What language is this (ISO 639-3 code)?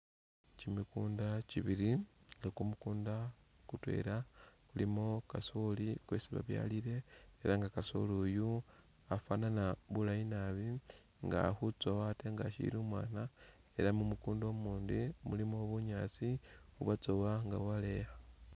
myx